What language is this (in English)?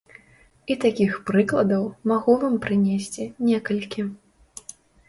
Belarusian